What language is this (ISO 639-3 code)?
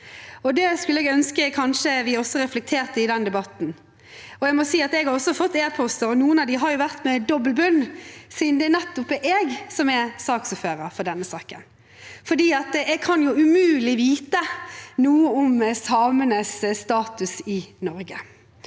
nor